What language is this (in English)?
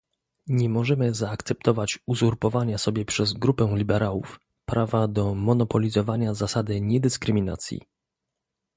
Polish